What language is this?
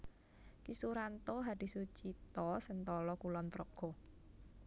Javanese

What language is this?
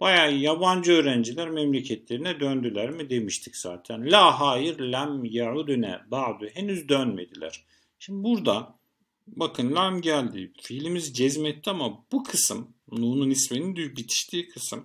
Turkish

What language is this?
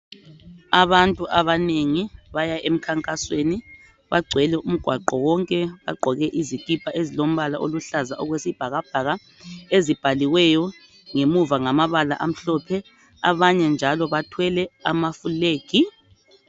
North Ndebele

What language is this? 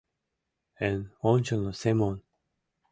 Mari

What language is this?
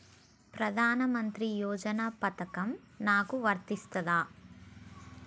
Telugu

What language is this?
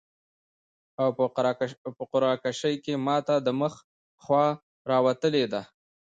Pashto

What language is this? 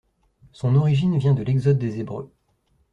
French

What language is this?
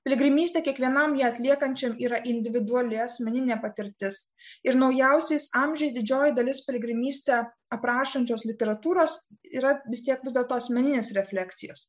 Lithuanian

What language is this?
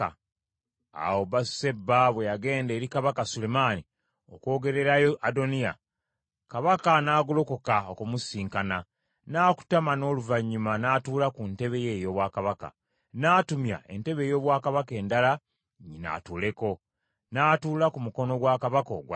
Ganda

